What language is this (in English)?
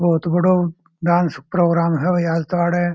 Marwari